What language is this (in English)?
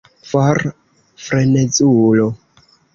Esperanto